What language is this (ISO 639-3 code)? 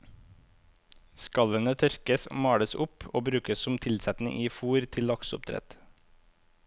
nor